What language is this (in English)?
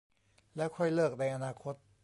Thai